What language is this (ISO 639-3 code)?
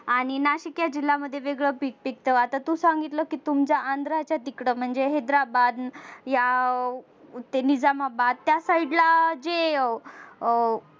mar